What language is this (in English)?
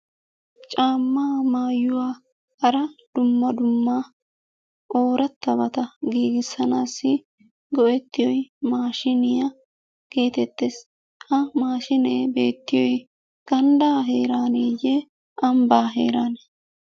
Wolaytta